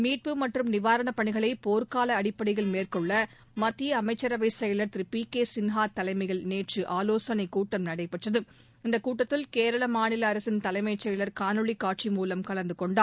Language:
Tamil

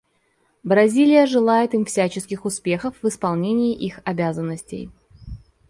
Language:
Russian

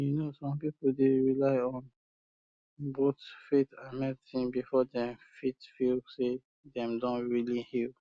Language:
Nigerian Pidgin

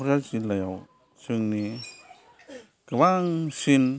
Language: Bodo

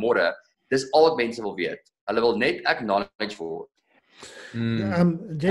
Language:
Dutch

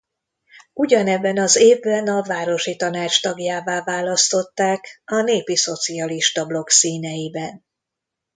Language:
Hungarian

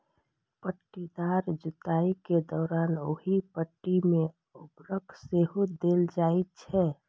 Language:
Maithili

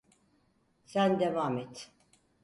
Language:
Turkish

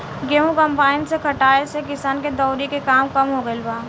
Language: Bhojpuri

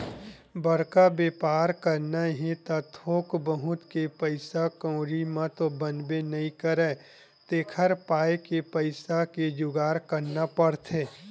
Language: Chhattisgarhi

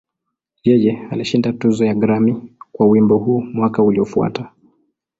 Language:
Swahili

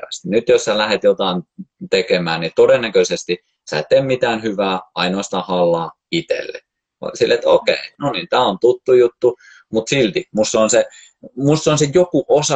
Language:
Finnish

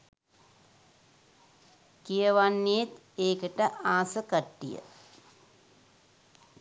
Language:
Sinhala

